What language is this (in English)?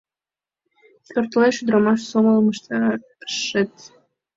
Mari